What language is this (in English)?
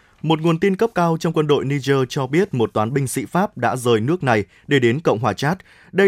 Vietnamese